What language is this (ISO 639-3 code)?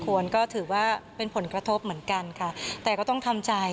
tha